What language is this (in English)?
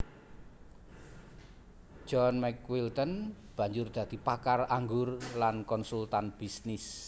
Javanese